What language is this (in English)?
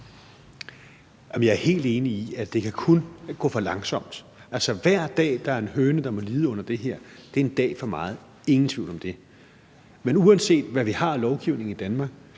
Danish